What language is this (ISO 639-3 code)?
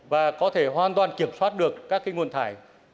vie